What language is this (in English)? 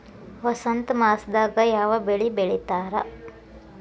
Kannada